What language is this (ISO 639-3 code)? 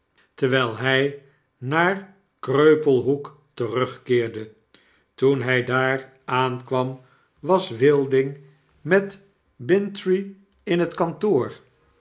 nld